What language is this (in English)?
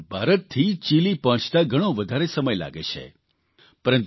Gujarati